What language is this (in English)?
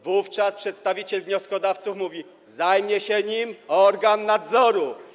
Polish